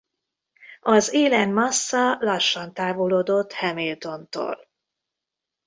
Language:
Hungarian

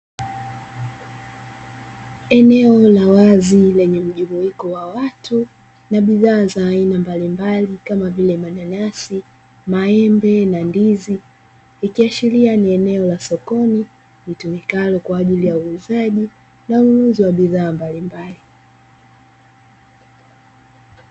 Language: Swahili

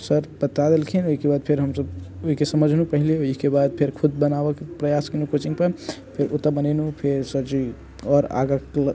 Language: Maithili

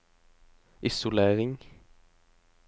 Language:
Norwegian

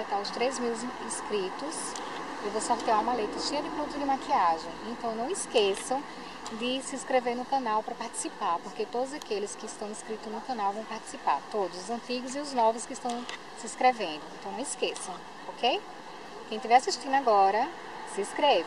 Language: Portuguese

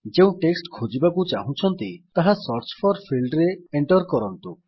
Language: Odia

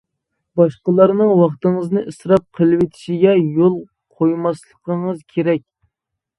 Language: Uyghur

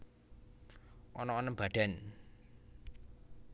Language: Javanese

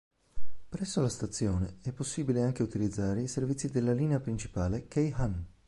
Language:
Italian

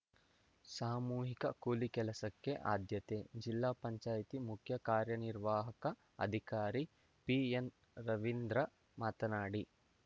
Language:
Kannada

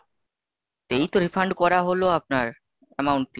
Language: Bangla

